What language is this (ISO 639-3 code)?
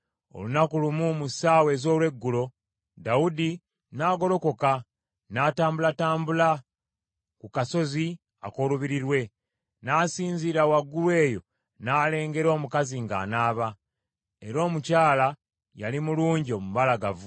lug